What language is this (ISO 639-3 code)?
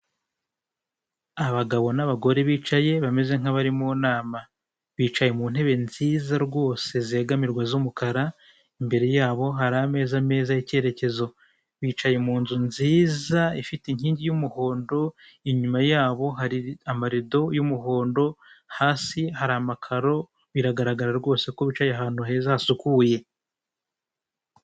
kin